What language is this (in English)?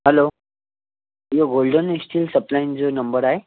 Sindhi